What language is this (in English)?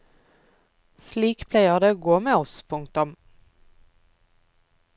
Norwegian